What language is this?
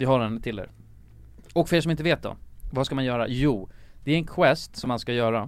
Swedish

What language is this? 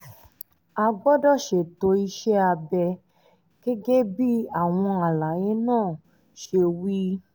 Yoruba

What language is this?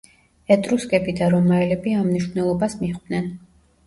Georgian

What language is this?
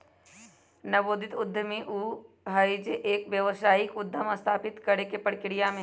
Magahi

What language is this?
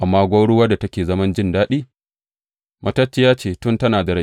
Hausa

